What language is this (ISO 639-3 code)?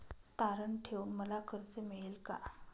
mar